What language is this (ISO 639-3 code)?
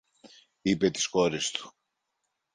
ell